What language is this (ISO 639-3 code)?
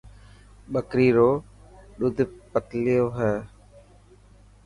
mki